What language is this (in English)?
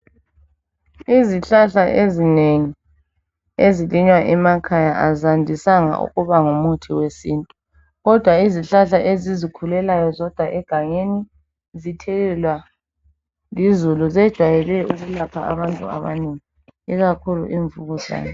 North Ndebele